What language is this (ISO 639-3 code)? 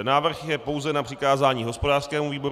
ces